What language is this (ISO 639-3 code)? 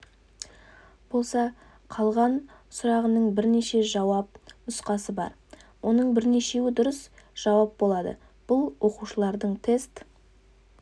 kaz